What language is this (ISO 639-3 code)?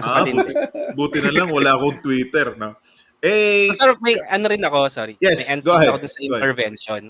fil